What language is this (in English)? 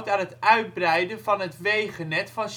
Dutch